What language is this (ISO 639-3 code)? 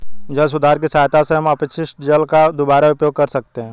hin